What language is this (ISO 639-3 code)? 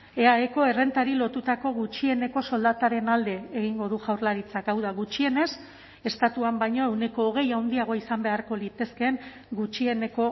eus